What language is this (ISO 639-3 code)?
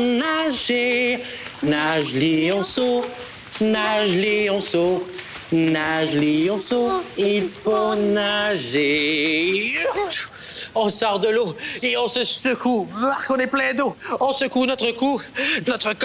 fra